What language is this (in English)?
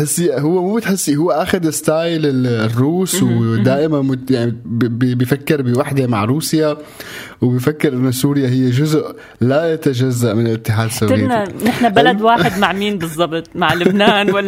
Arabic